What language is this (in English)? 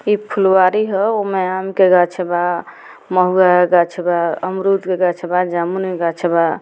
Bhojpuri